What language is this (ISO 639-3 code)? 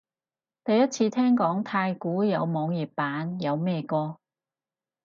yue